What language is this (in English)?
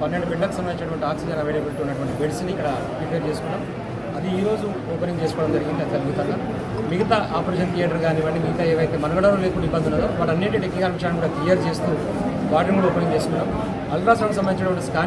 Hindi